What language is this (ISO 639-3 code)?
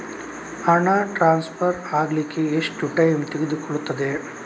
kan